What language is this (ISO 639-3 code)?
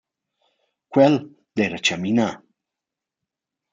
roh